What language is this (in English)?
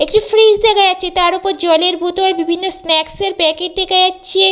Bangla